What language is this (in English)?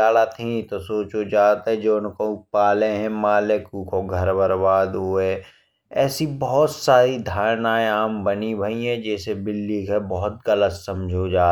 Bundeli